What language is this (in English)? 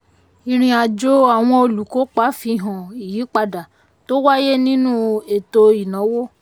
Yoruba